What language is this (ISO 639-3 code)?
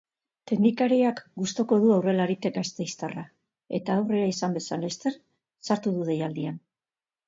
eus